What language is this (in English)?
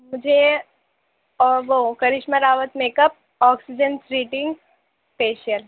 Urdu